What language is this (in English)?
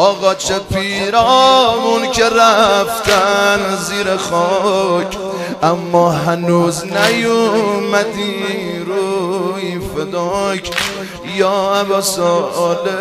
Persian